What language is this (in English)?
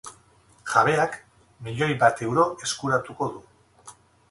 Basque